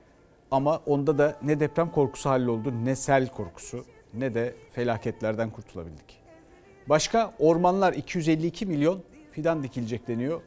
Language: Turkish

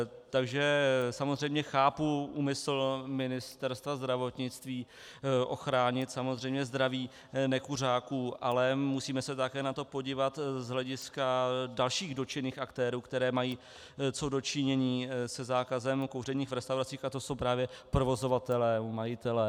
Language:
Czech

